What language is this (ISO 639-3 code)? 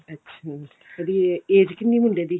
pan